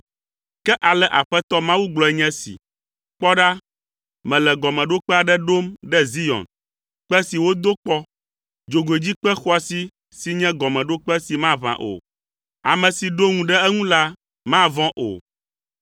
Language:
Ewe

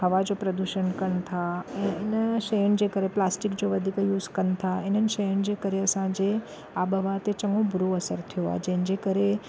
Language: Sindhi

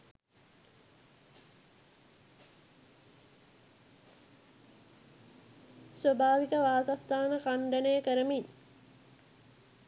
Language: Sinhala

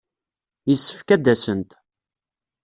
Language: Kabyle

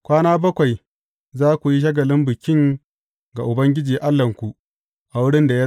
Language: Hausa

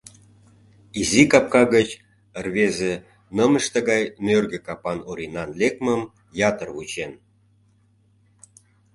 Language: Mari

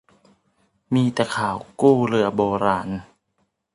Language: Thai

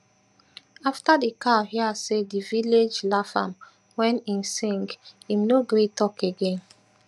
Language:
Nigerian Pidgin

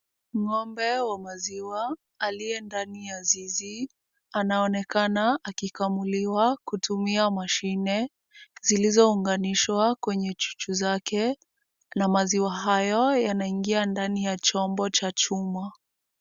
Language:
Swahili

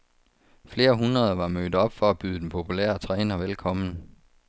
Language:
Danish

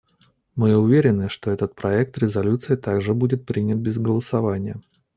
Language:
Russian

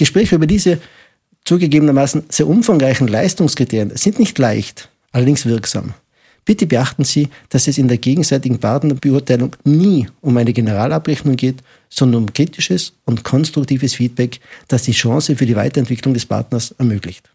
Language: German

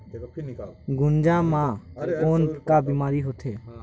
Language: Chhattisgarhi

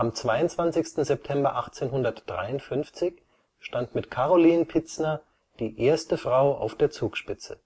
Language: German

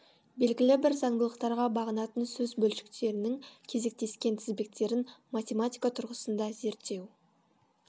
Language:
Kazakh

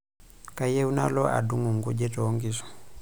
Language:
Masai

